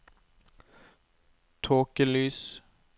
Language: Norwegian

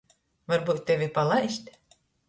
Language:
Latgalian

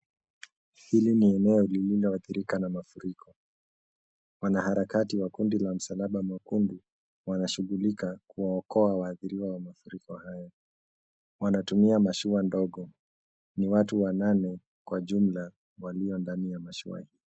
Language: Swahili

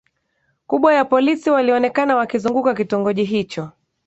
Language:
Swahili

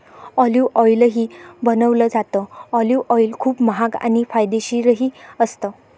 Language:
Marathi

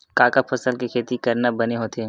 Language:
Chhattisgarhi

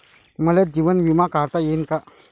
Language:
Marathi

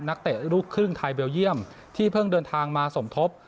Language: Thai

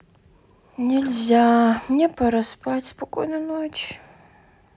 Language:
Russian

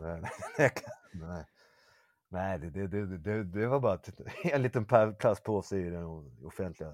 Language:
Swedish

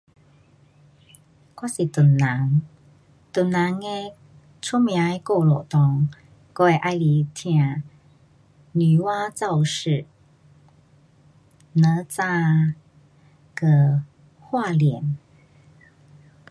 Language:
Pu-Xian Chinese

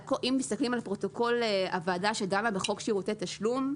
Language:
Hebrew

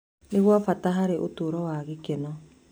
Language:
Kikuyu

